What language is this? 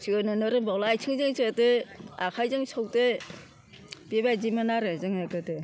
Bodo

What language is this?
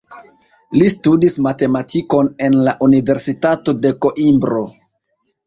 Esperanto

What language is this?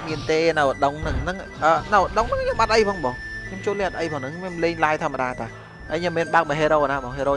Vietnamese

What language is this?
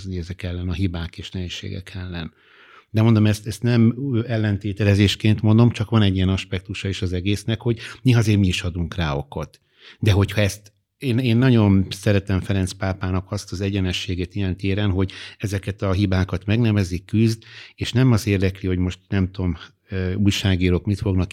Hungarian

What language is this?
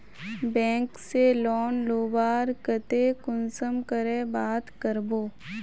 Magahi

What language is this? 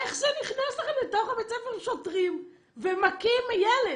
Hebrew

